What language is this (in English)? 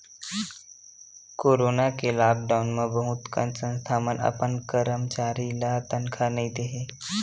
Chhattisgarhi